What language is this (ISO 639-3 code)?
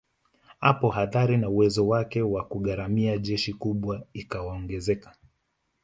swa